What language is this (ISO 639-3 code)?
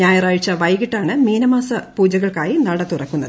mal